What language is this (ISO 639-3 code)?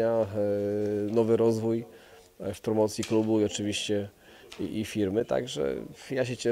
pol